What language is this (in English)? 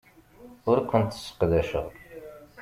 Kabyle